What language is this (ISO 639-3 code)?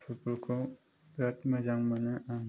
brx